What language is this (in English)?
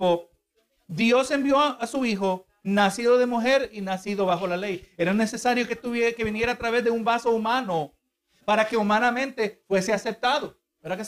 Spanish